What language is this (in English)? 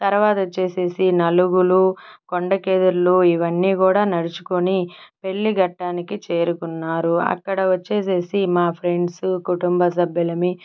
Telugu